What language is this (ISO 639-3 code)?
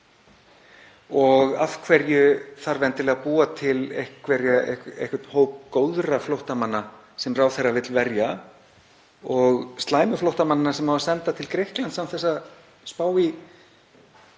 isl